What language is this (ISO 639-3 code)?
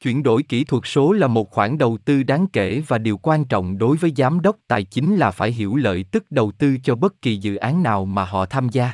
vie